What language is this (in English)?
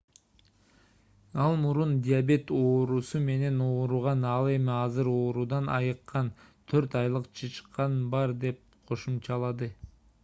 Kyrgyz